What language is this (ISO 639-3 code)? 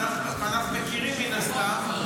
heb